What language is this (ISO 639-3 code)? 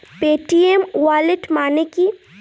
ben